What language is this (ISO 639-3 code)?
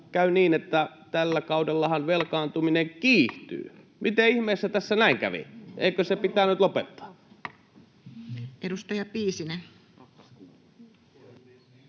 fin